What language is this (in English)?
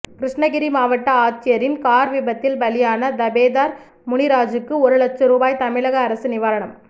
Tamil